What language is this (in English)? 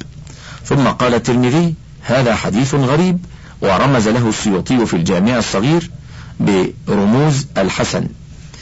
Arabic